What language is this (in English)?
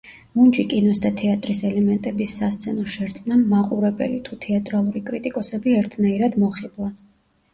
Georgian